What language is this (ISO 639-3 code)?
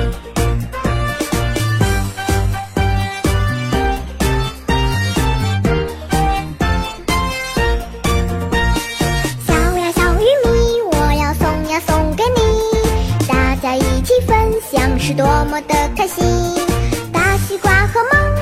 zho